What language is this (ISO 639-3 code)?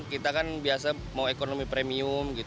ind